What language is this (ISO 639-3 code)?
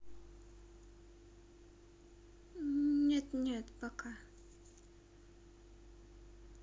rus